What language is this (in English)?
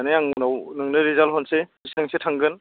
Bodo